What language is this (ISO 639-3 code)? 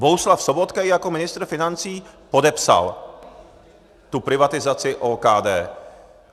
ces